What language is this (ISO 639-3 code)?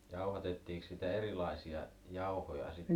fin